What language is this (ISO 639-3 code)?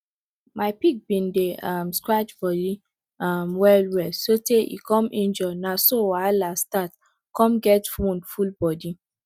pcm